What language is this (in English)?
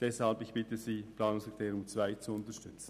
Swiss German